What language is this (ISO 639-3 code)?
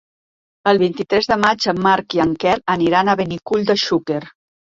cat